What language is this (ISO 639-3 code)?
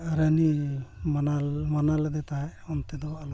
sat